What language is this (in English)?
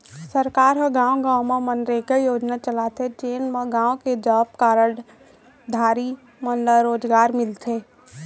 Chhattisgarhi